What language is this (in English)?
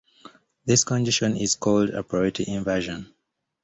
English